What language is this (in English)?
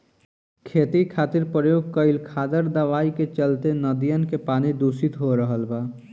Bhojpuri